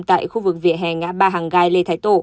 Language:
Vietnamese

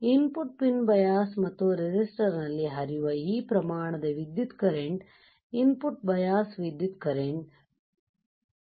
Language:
Kannada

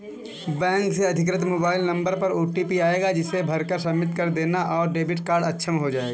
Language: Hindi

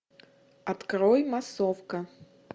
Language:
Russian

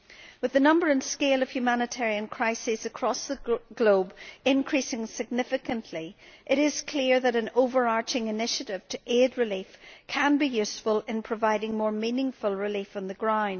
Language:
English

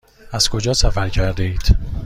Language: Persian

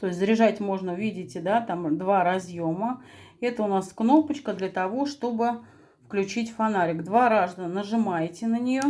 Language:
Russian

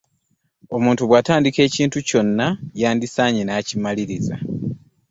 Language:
Ganda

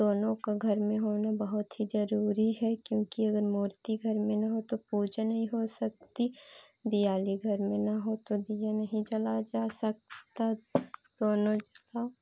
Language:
Hindi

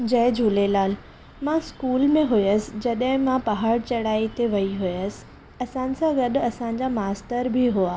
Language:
Sindhi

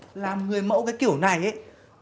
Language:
Vietnamese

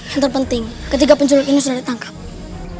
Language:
Indonesian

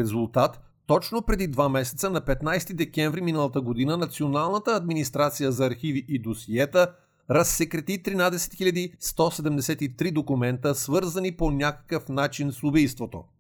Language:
Bulgarian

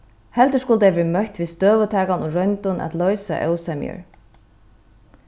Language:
Faroese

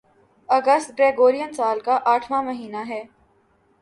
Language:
Urdu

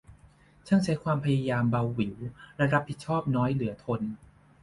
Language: Thai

